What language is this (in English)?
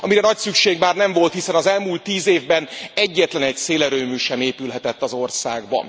Hungarian